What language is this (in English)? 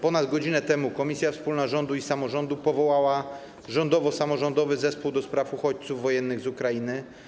Polish